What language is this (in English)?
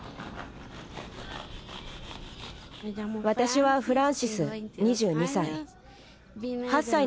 Japanese